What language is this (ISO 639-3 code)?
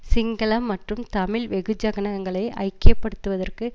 tam